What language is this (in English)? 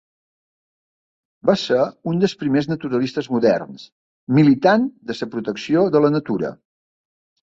Catalan